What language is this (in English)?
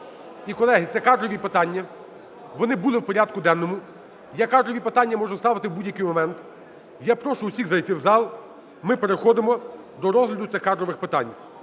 Ukrainian